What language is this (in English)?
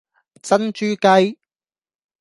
Cantonese